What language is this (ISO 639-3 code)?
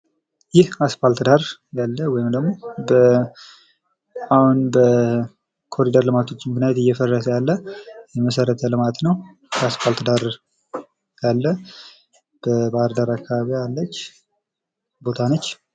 amh